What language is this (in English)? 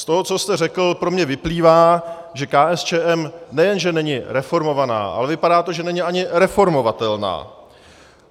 Czech